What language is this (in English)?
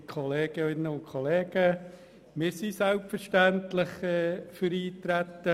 Swiss German